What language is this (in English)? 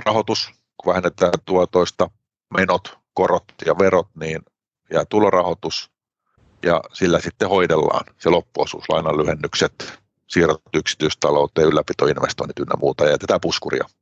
Finnish